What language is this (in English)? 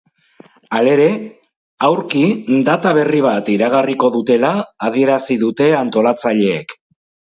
Basque